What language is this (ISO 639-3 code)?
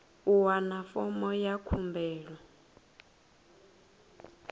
ven